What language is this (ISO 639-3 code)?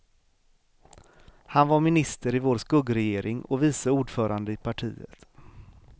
swe